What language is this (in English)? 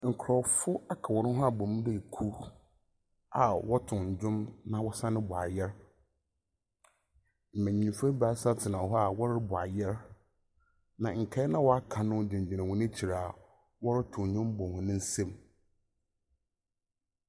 Akan